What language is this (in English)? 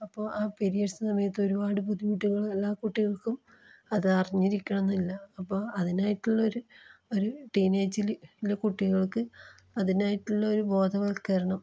Malayalam